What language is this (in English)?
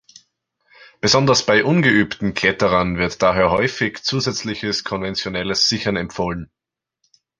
German